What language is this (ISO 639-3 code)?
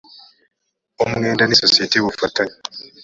kin